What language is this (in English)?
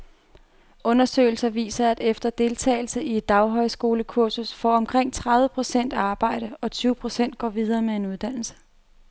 Danish